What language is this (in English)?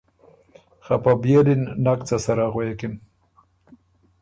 Ormuri